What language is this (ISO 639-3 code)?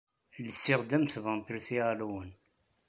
kab